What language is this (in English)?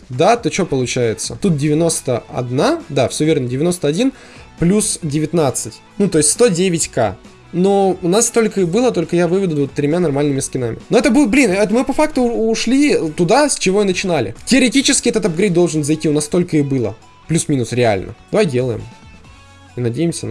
Russian